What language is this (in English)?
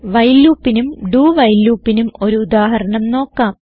Malayalam